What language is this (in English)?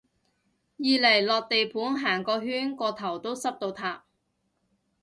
Cantonese